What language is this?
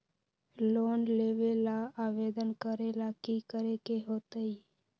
Magahi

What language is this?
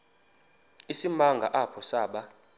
Xhosa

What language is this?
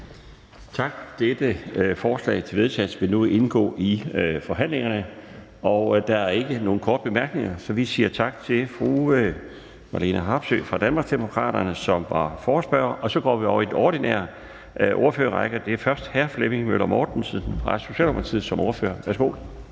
Danish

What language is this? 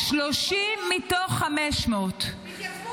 Hebrew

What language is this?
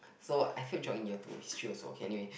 English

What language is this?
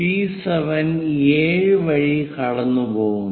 Malayalam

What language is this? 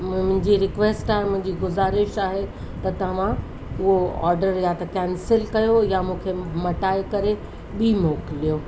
Sindhi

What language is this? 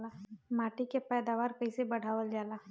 Bhojpuri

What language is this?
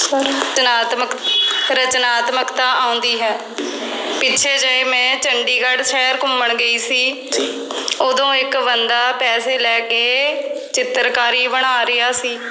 Punjabi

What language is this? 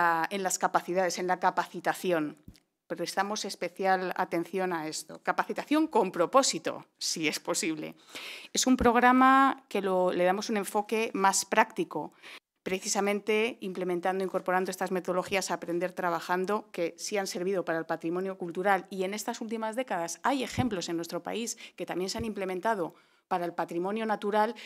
Spanish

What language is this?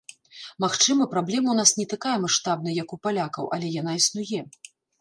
Belarusian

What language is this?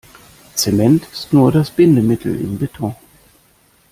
German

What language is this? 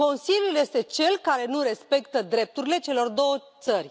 Romanian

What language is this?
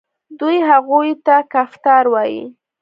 Pashto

